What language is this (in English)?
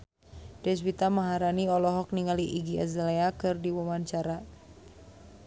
Sundanese